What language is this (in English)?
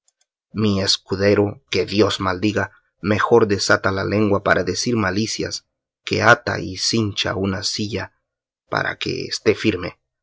Spanish